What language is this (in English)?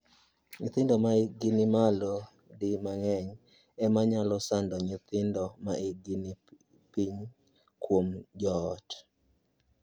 Luo (Kenya and Tanzania)